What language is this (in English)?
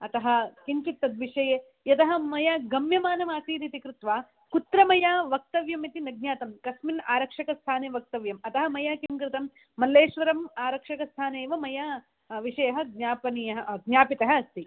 Sanskrit